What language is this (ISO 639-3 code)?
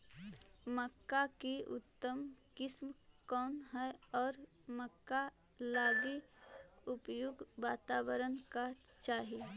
mag